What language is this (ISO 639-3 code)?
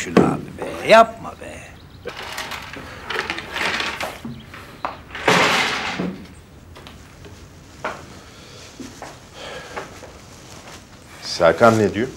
tur